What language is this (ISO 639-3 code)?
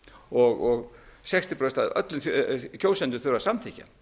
isl